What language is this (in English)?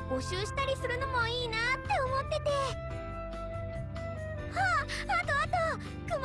Japanese